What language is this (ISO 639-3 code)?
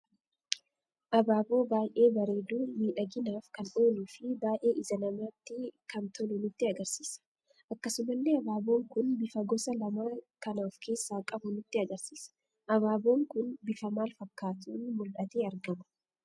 orm